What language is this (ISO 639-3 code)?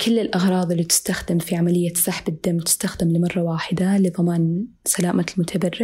ara